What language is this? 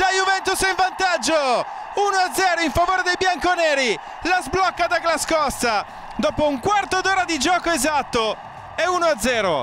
Italian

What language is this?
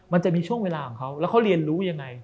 Thai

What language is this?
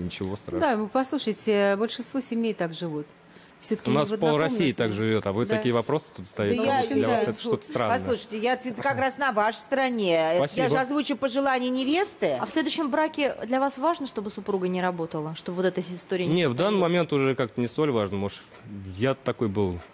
Russian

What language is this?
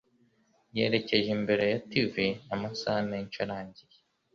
Kinyarwanda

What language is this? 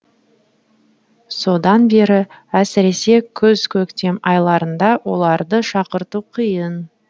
Kazakh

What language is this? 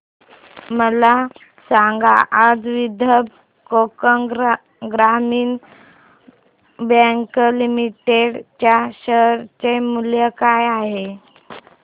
Marathi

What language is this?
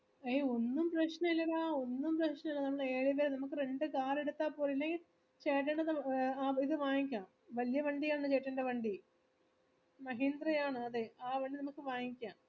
Malayalam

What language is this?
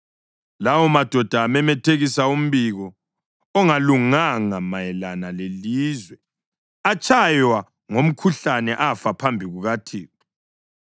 North Ndebele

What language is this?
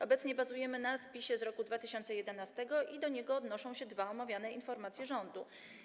Polish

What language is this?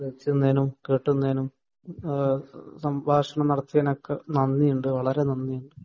Malayalam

